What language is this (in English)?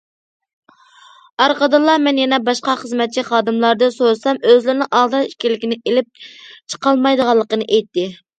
Uyghur